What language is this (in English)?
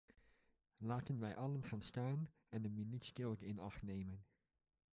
Dutch